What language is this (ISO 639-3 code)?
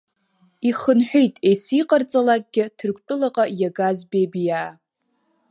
abk